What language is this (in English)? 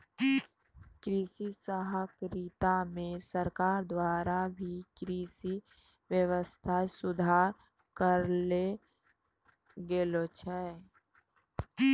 Maithili